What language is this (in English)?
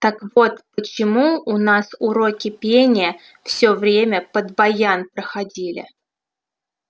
Russian